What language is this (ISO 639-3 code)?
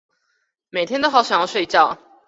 zho